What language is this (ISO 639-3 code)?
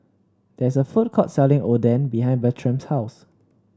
eng